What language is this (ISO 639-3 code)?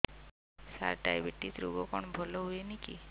ori